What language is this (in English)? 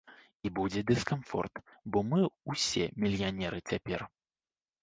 Belarusian